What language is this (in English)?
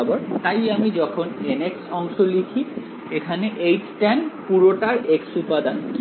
Bangla